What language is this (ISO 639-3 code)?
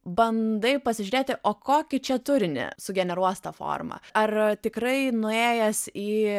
lit